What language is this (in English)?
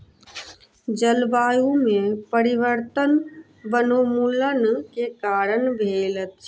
Maithili